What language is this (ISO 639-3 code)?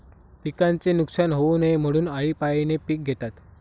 mar